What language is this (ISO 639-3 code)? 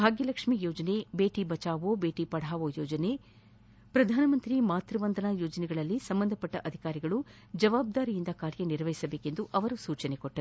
kan